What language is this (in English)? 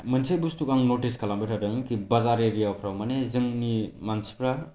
Bodo